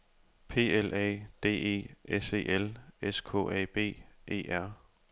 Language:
Danish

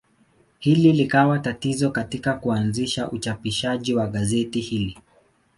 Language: Swahili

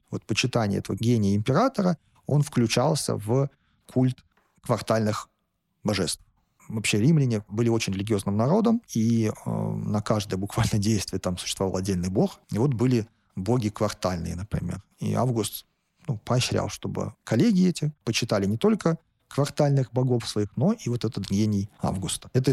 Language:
Russian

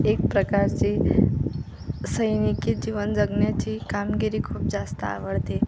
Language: Marathi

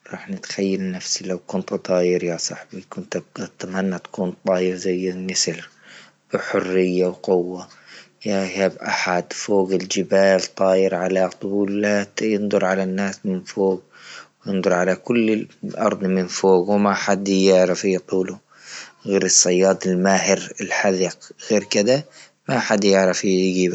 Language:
Libyan Arabic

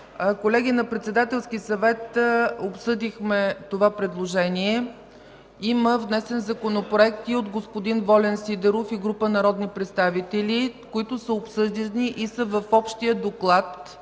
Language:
Bulgarian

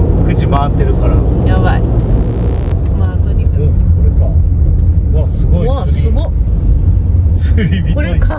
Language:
Japanese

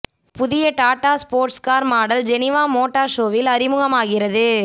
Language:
Tamil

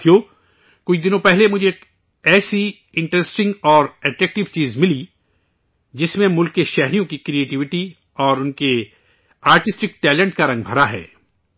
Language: Urdu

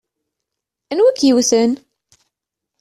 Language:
Kabyle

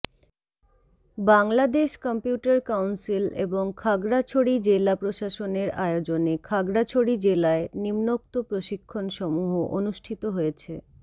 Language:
Bangla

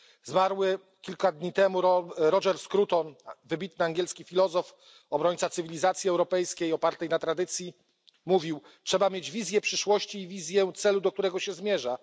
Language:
Polish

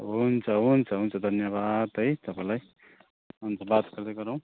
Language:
Nepali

